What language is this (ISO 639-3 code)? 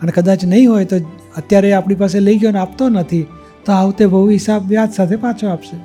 guj